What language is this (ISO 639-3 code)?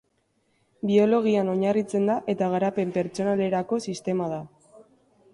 eus